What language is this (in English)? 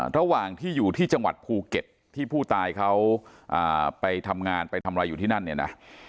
Thai